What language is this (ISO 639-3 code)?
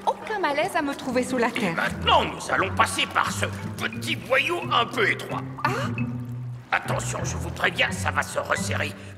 fra